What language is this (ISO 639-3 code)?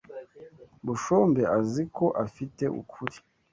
kin